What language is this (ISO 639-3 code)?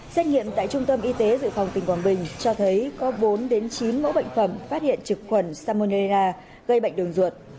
vie